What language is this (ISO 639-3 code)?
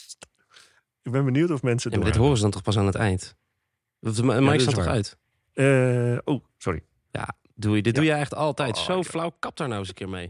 nld